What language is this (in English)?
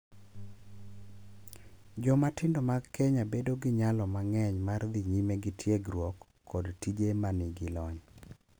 Luo (Kenya and Tanzania)